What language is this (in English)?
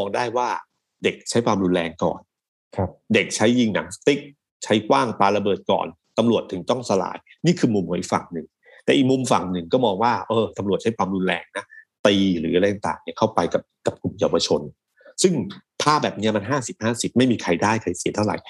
Thai